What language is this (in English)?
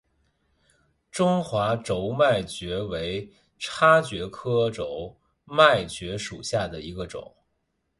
Chinese